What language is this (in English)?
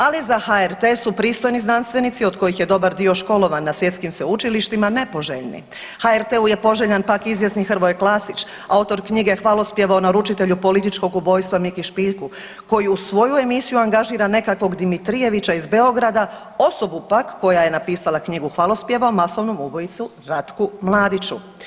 Croatian